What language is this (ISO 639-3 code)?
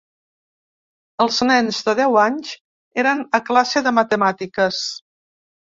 cat